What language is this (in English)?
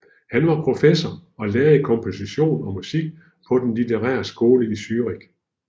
Danish